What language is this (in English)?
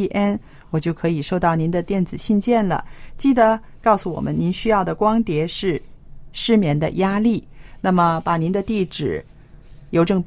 Chinese